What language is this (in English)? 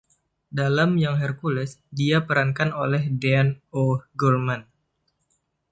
Indonesian